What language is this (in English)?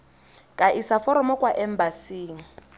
Tswana